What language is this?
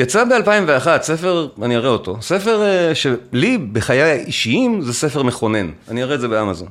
Hebrew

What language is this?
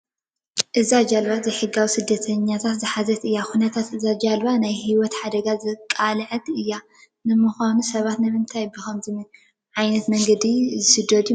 Tigrinya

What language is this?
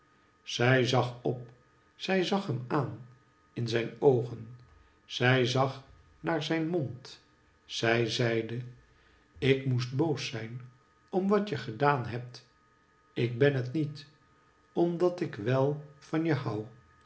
Dutch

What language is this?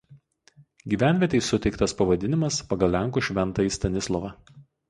Lithuanian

